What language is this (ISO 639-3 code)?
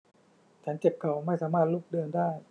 tha